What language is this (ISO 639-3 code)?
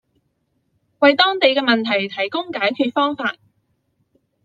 zho